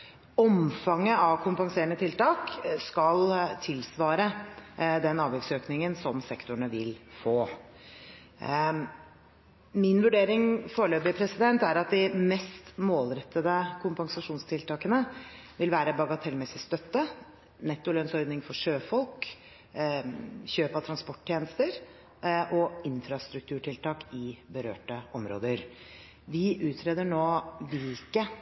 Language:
Norwegian Bokmål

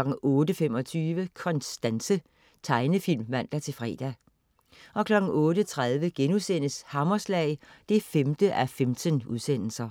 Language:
Danish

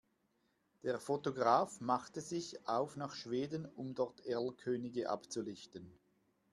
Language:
German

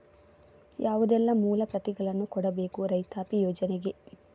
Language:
Kannada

